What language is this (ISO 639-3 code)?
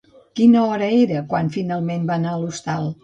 cat